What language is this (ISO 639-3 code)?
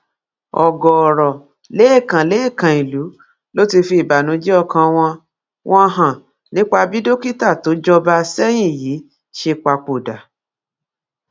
yor